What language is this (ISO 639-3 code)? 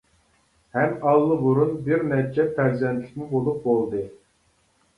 uig